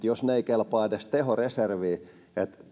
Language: Finnish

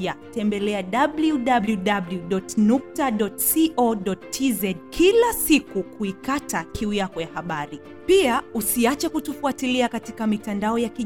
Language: Swahili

